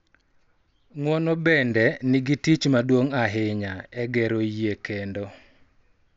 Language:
Luo (Kenya and Tanzania)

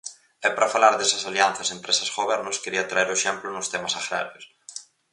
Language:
Galician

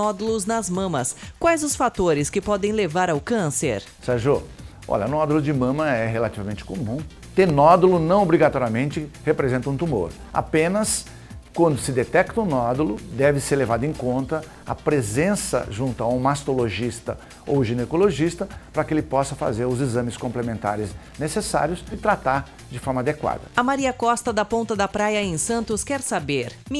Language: Portuguese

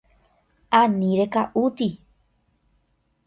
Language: Guarani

